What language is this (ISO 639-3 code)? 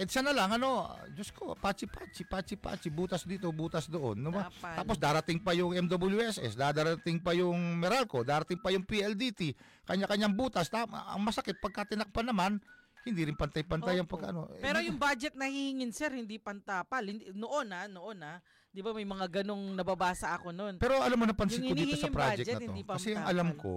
fil